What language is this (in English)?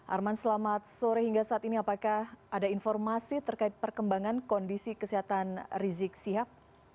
Indonesian